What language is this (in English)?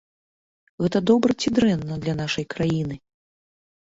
Belarusian